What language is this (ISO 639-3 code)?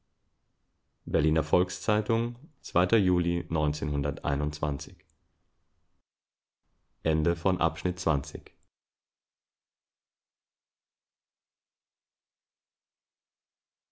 deu